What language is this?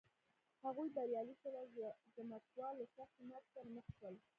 Pashto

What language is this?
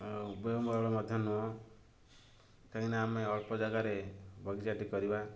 Odia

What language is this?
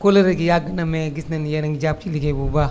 Wolof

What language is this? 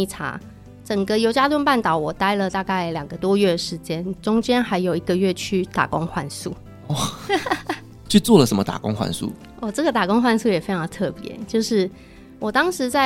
Chinese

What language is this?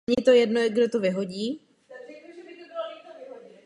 Czech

